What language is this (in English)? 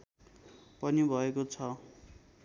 Nepali